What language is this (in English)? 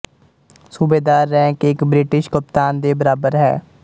Punjabi